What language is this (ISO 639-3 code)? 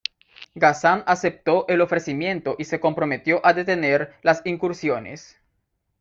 spa